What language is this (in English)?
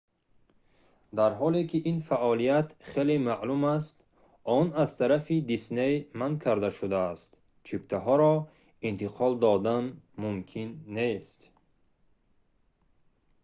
Tajik